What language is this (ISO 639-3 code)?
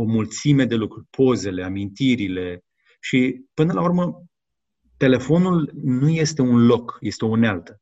ron